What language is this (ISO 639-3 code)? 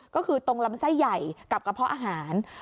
tha